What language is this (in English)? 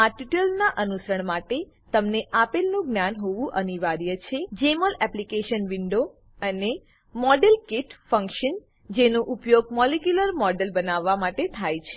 Gujarati